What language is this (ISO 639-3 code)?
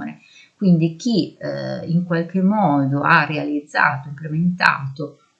ita